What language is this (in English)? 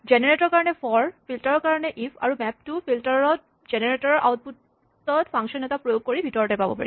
Assamese